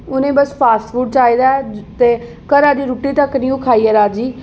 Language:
Dogri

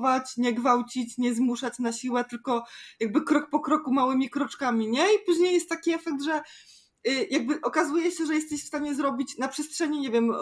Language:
Polish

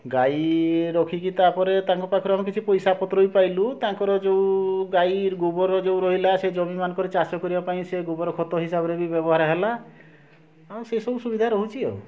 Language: Odia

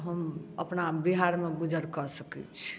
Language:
Maithili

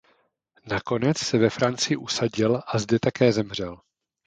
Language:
Czech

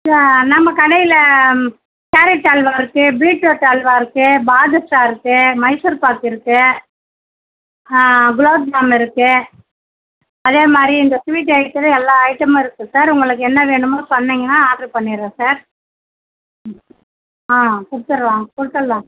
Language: Tamil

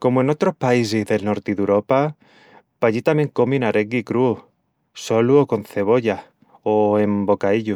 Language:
Extremaduran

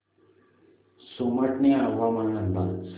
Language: Marathi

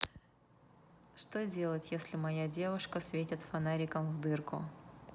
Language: Russian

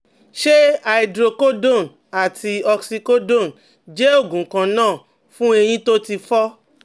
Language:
Yoruba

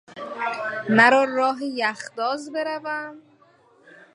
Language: Persian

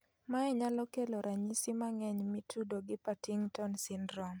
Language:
Luo (Kenya and Tanzania)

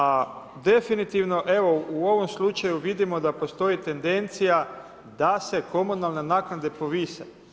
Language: Croatian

